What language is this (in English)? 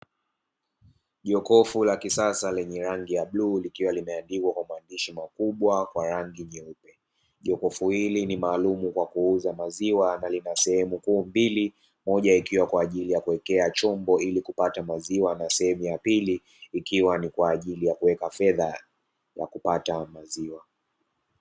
Swahili